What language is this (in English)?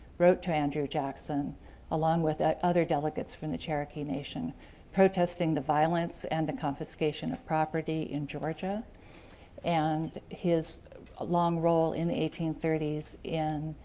English